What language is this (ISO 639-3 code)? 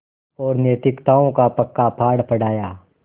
hin